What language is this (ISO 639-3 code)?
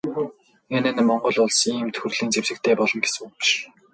mon